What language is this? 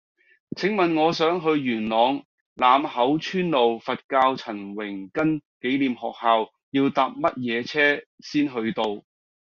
Cantonese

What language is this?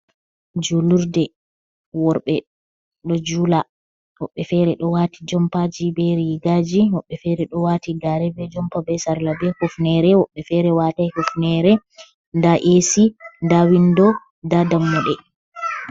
Fula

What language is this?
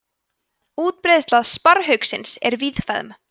Icelandic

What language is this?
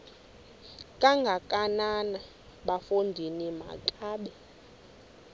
Xhosa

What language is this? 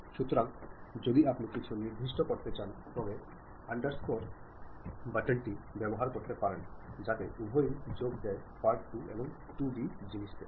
Bangla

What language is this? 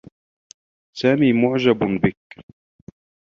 Arabic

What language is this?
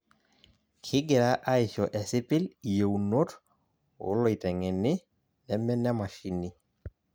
Masai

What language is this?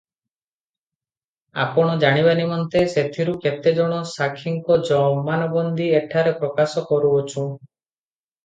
Odia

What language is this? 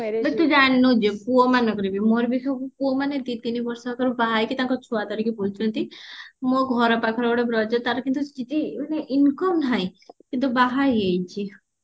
Odia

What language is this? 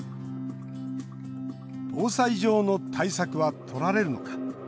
Japanese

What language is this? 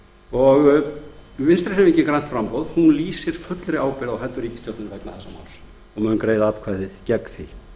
Icelandic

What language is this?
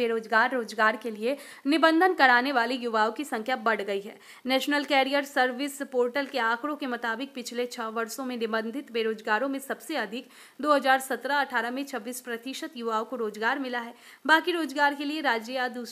Hindi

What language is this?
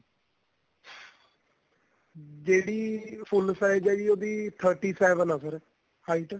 Punjabi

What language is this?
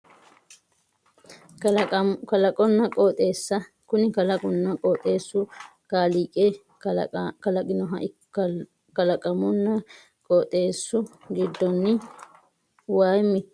Sidamo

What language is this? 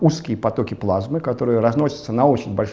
Russian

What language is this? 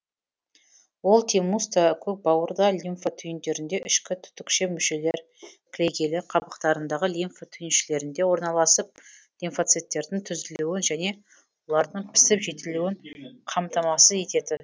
Kazakh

